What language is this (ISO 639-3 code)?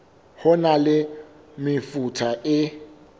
sot